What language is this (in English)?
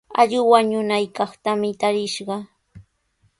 Sihuas Ancash Quechua